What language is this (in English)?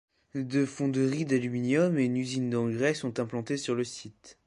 French